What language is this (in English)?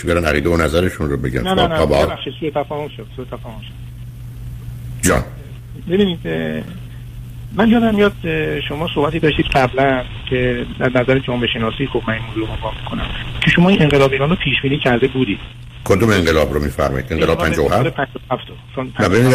Persian